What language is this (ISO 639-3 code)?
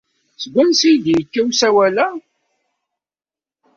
kab